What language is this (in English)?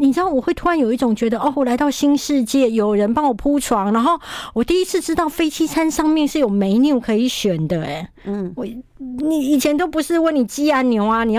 Chinese